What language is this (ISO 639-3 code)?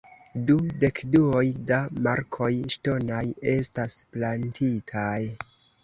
epo